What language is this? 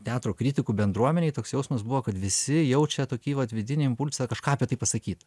Lithuanian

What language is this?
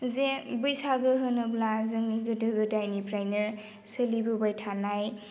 Bodo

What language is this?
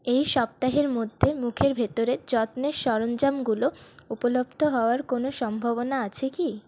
Bangla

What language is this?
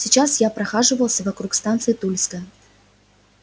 Russian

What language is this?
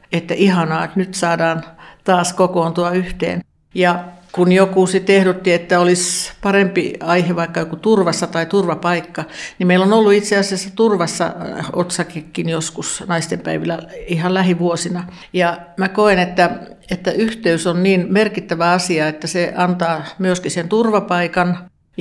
Finnish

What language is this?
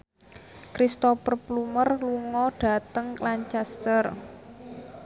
Javanese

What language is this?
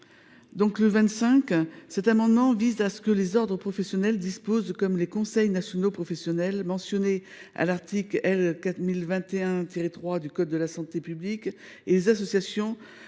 French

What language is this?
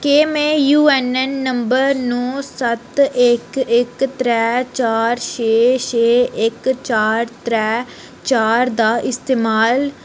Dogri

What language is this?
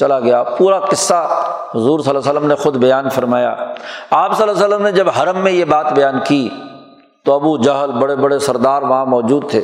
Urdu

